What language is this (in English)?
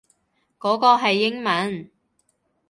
Cantonese